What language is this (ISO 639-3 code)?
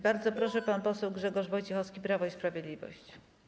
pol